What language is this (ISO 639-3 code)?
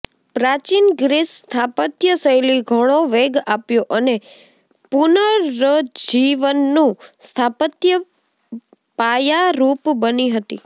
guj